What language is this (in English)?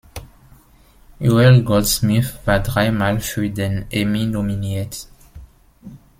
German